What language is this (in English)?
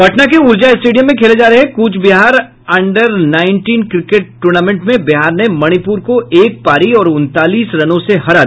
Hindi